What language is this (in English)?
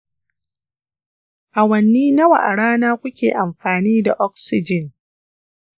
Hausa